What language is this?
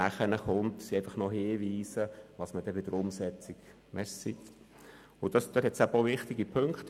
Swiss German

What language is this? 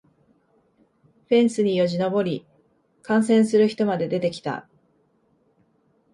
Japanese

